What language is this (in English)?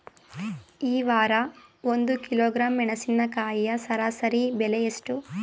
Kannada